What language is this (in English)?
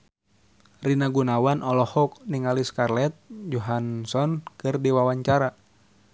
Sundanese